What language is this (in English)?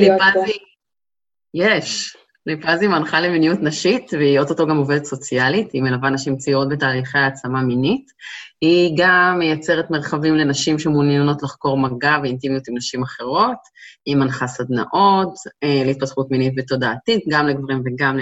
Hebrew